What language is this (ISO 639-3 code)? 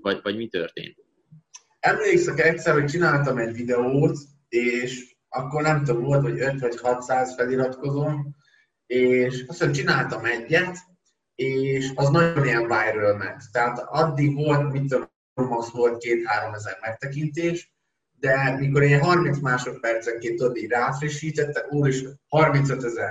hun